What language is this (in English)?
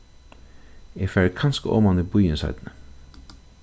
Faroese